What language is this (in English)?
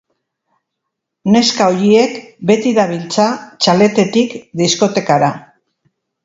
Basque